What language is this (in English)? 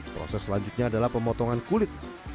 Indonesian